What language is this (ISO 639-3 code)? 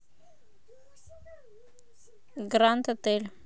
rus